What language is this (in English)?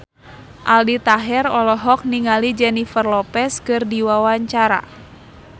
Sundanese